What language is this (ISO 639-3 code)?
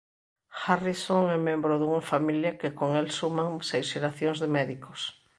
glg